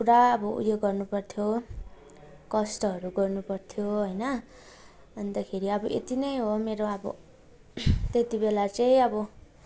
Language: Nepali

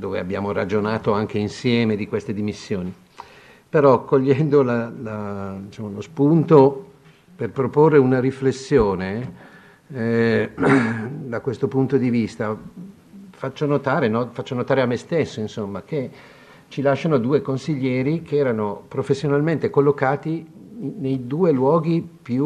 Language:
Italian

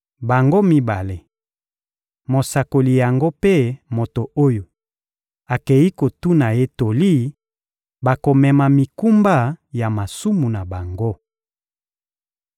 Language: Lingala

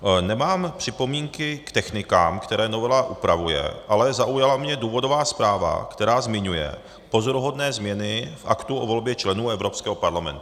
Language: Czech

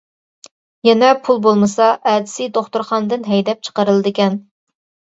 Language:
Uyghur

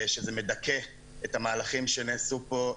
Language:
Hebrew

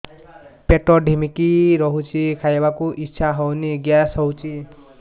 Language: Odia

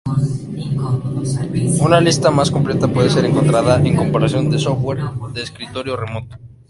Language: Spanish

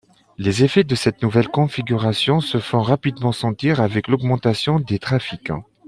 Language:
French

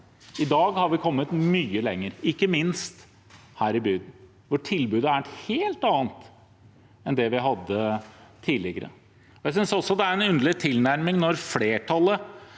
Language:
Norwegian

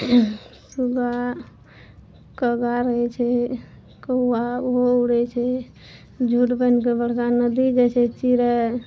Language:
Maithili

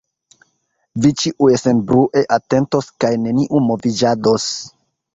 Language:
Esperanto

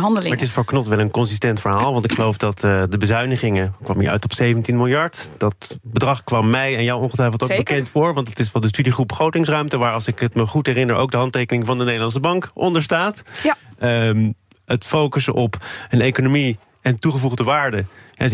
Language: Dutch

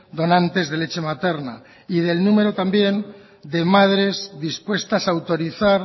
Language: Spanish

